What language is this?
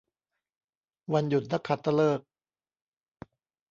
Thai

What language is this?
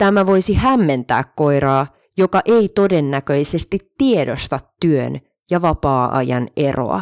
Finnish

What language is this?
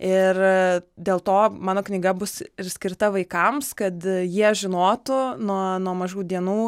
Lithuanian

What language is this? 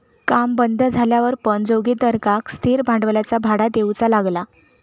Marathi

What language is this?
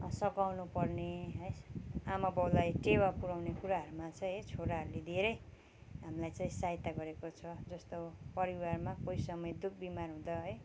Nepali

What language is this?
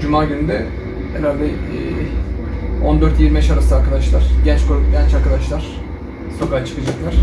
Turkish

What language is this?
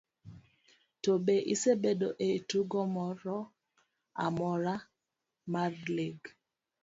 Luo (Kenya and Tanzania)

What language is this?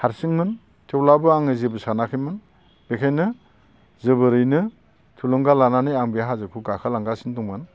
Bodo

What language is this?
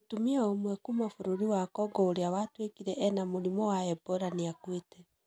Kikuyu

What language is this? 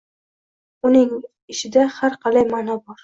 Uzbek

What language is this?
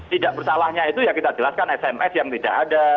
Indonesian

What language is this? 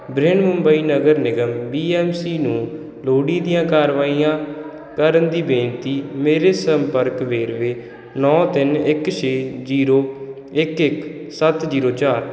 Punjabi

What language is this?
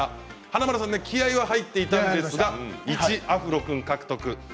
Japanese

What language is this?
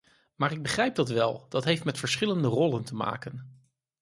Dutch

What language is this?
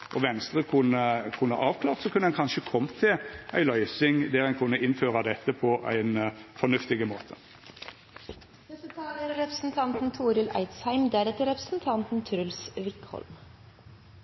Norwegian Nynorsk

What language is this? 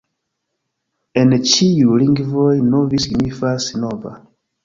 Esperanto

